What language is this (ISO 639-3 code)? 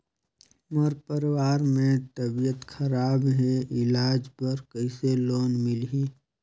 hne